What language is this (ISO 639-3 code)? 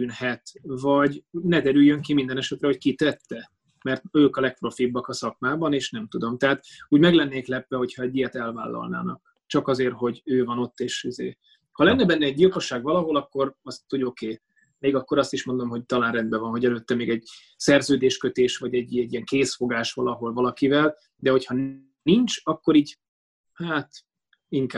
hun